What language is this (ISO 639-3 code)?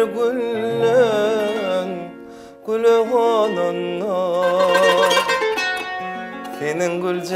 tur